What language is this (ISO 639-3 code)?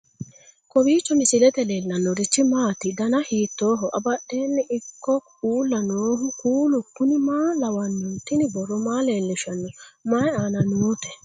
sid